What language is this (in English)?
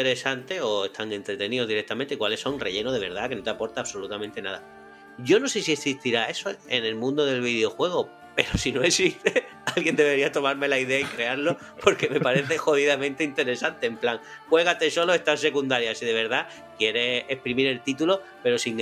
Spanish